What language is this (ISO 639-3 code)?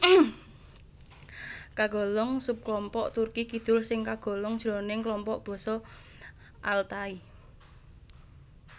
jav